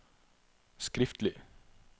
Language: Norwegian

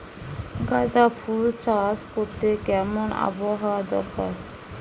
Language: Bangla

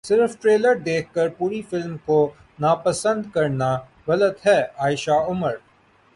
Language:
Urdu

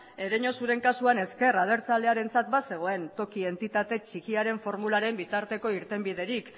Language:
Basque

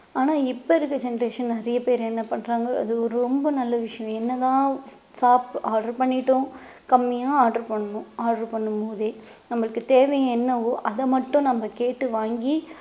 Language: Tamil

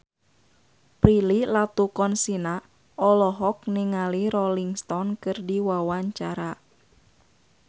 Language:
Sundanese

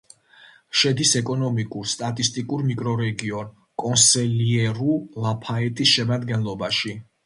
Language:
Georgian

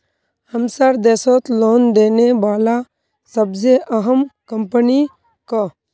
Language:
Magahi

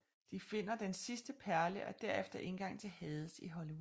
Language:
Danish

